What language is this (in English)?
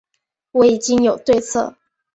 Chinese